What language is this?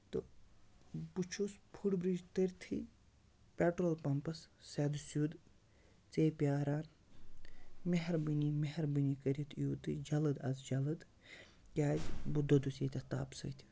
Kashmiri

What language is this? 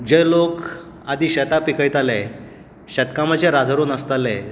Konkani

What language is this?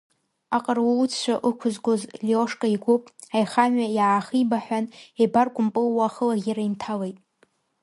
Abkhazian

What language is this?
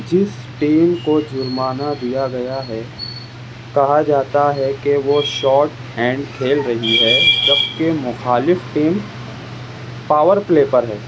Urdu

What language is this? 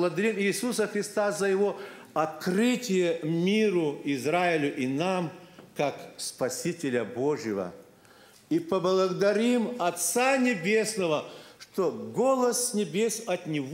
Russian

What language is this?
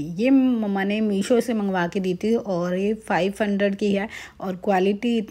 Hindi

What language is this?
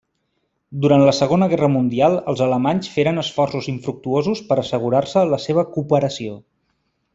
Catalan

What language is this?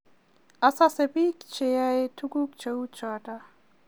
Kalenjin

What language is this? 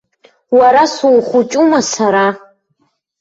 Abkhazian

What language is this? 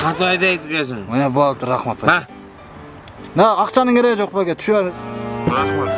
Turkish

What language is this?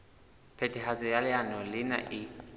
Southern Sotho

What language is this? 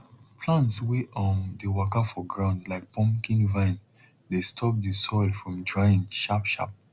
Nigerian Pidgin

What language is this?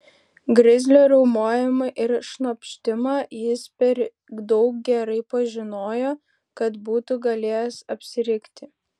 Lithuanian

